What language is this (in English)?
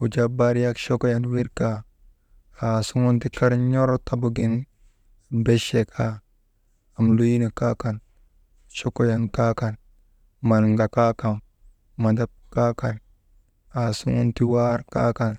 Maba